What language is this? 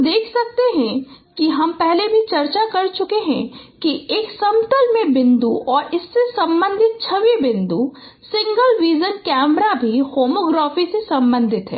Hindi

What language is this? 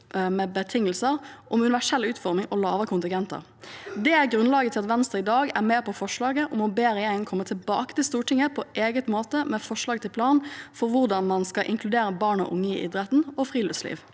Norwegian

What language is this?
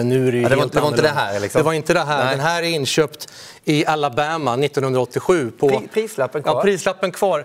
Swedish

